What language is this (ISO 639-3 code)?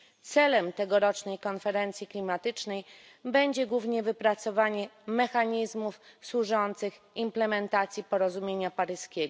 pol